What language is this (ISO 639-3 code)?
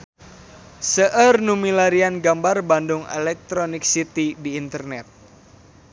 sun